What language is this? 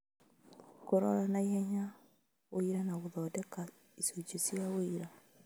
Kikuyu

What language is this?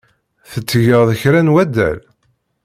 Kabyle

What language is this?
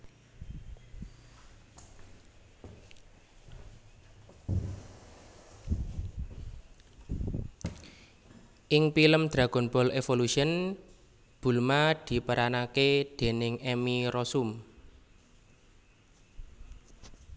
Javanese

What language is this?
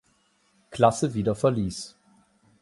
German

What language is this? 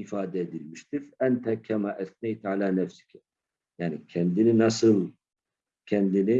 Turkish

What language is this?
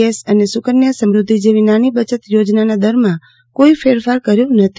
Gujarati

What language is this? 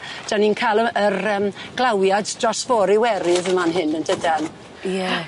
Welsh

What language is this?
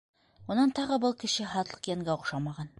Bashkir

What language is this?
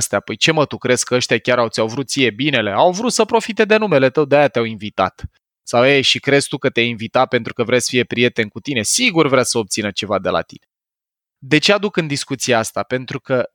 Romanian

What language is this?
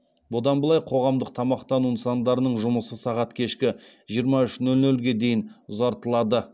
Kazakh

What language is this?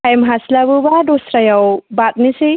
Bodo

